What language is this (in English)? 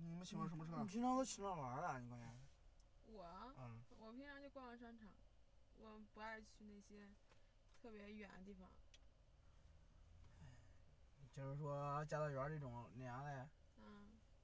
Chinese